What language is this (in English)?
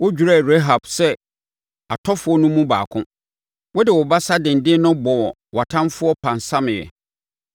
Akan